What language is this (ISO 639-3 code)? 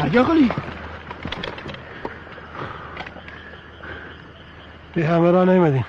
fas